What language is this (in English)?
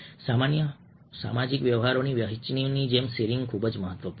Gujarati